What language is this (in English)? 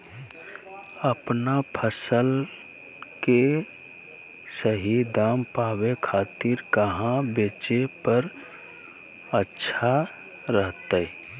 Magahi